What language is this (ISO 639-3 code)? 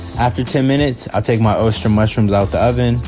eng